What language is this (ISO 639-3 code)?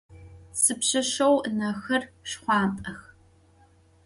ady